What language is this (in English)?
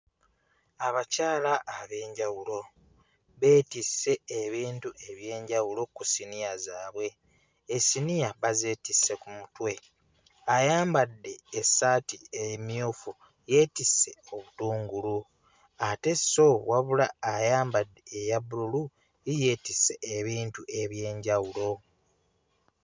Ganda